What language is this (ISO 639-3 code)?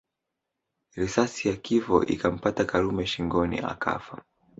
swa